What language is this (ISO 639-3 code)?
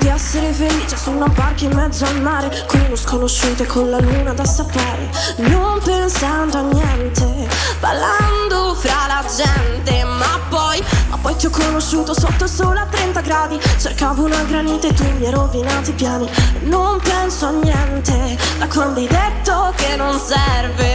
ita